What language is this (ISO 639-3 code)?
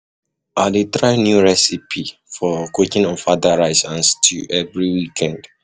pcm